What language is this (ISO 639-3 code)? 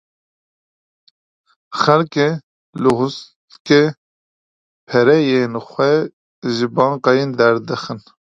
kur